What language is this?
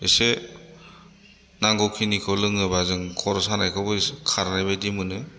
Bodo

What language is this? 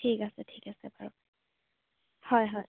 Assamese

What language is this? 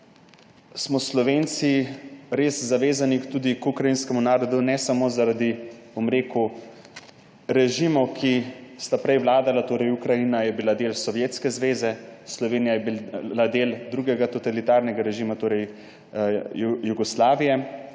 Slovenian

